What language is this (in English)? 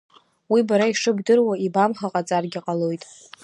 Abkhazian